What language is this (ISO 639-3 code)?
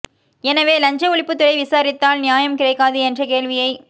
tam